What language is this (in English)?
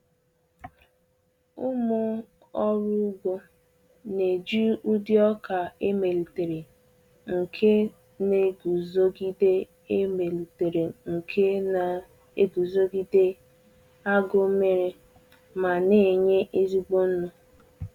Igbo